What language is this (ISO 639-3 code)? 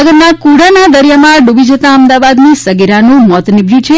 guj